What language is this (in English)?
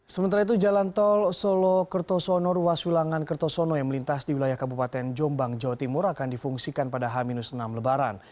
Indonesian